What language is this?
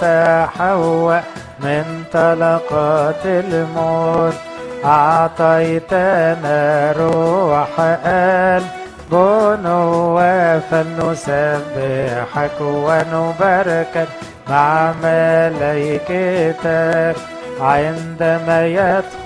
Arabic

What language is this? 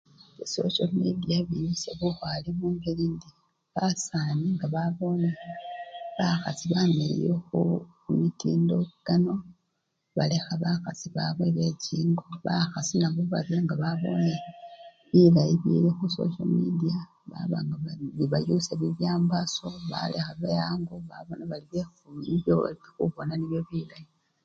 Luyia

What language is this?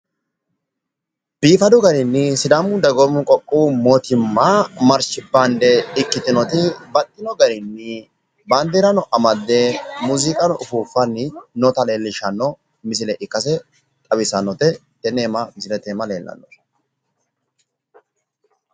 Sidamo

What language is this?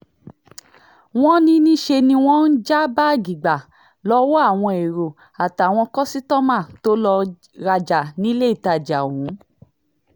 Yoruba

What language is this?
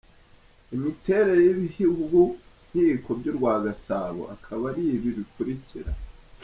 Kinyarwanda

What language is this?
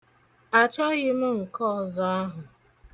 Igbo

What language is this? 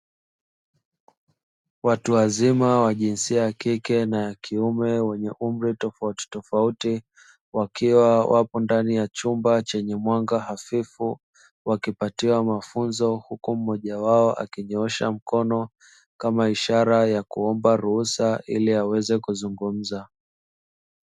Swahili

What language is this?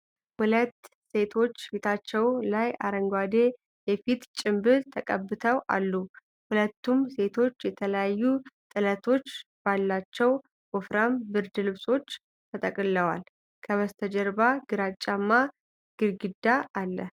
Amharic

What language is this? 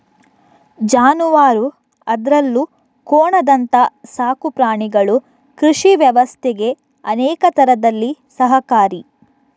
Kannada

